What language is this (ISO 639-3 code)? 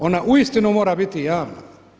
hrv